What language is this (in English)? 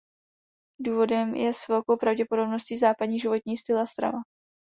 Czech